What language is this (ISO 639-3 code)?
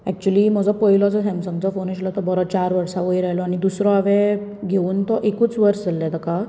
kok